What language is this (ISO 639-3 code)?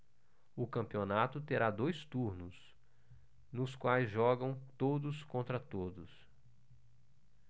por